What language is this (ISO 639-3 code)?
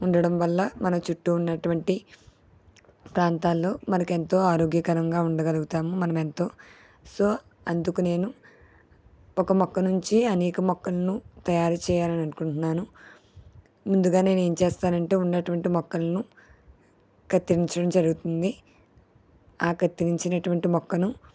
tel